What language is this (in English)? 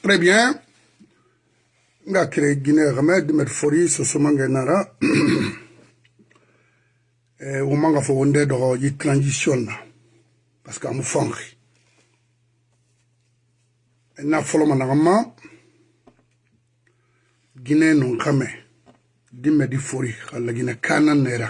French